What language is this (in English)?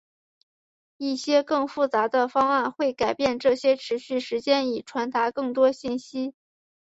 Chinese